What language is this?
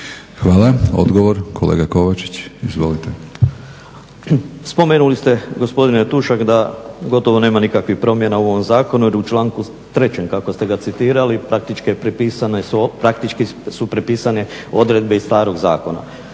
Croatian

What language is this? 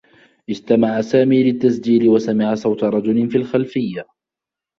Arabic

